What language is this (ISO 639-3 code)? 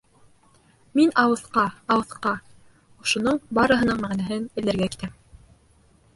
bak